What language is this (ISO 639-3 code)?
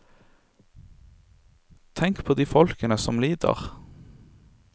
nor